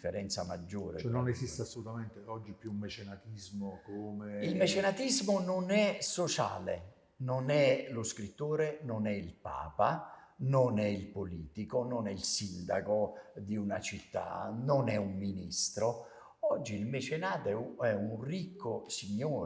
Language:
Italian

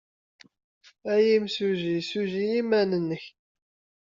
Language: Kabyle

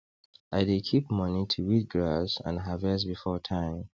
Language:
Nigerian Pidgin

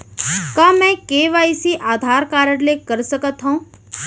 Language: Chhattisgarhi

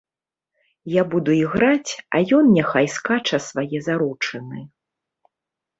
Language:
Belarusian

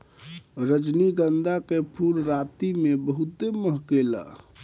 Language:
Bhojpuri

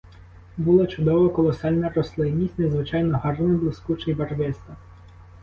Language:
Ukrainian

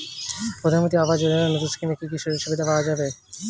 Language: Bangla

